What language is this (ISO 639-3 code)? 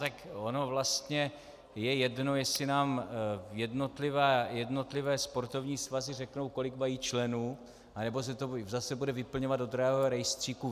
ces